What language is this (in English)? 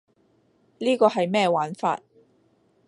Cantonese